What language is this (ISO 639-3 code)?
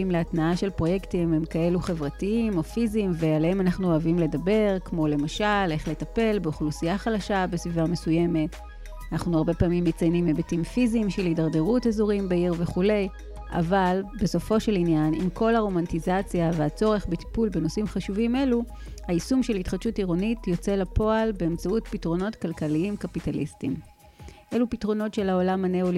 heb